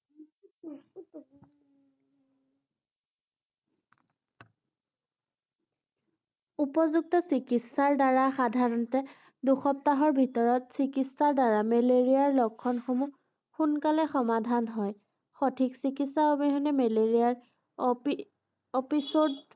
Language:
Assamese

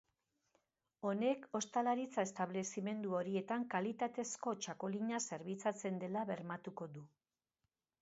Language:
Basque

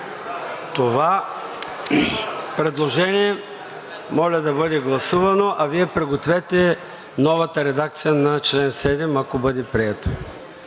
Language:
Bulgarian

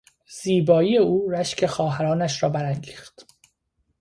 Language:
Persian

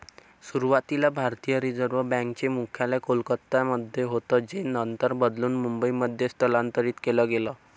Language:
Marathi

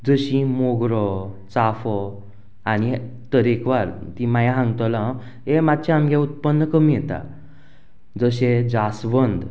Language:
Konkani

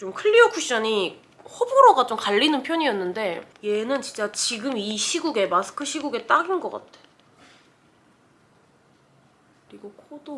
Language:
Korean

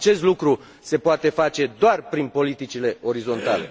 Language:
Romanian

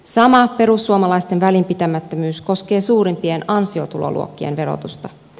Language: Finnish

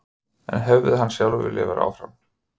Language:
Icelandic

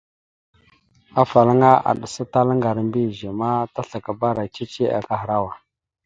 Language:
Mada (Cameroon)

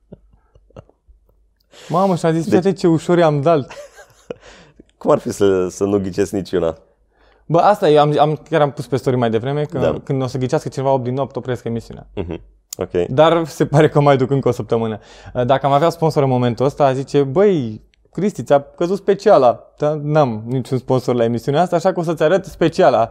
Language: Romanian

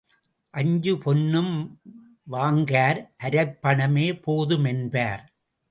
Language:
Tamil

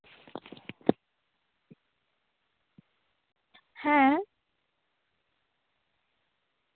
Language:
Santali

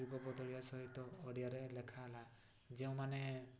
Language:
Odia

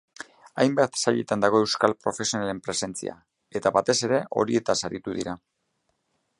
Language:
Basque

